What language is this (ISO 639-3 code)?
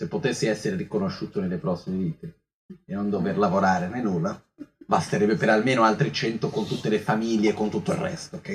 ita